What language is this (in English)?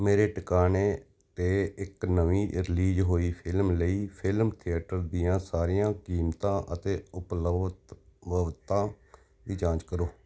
Punjabi